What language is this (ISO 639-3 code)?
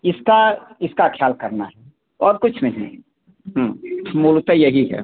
hin